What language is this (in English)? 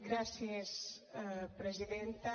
Catalan